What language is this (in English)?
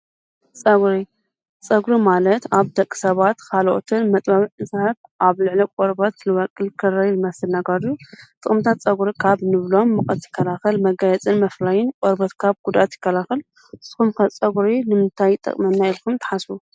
Tigrinya